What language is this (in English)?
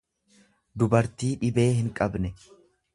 Oromo